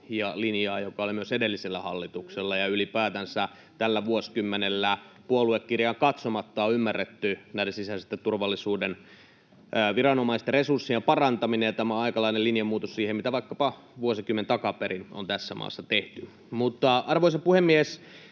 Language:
Finnish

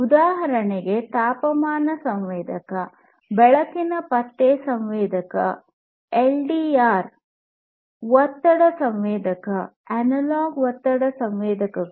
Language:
Kannada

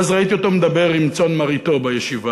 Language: Hebrew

